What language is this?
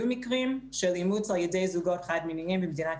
Hebrew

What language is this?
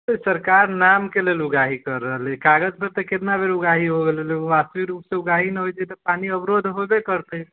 Maithili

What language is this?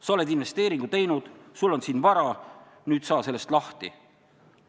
Estonian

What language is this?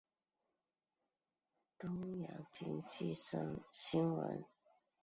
Chinese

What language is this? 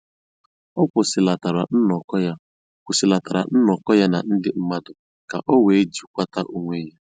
Igbo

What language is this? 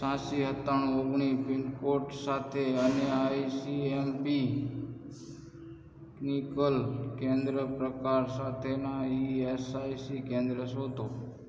Gujarati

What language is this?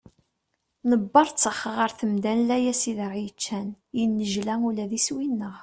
Kabyle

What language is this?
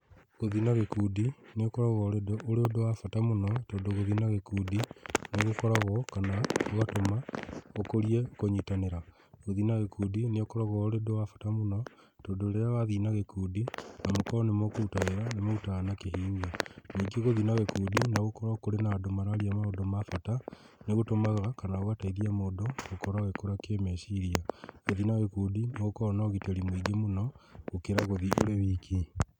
Kikuyu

